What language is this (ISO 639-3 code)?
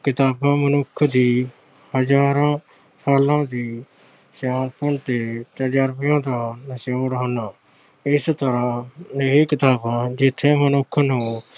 pan